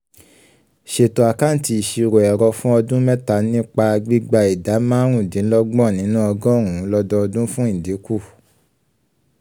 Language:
Yoruba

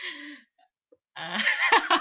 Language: English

